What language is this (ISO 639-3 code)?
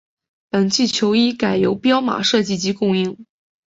zho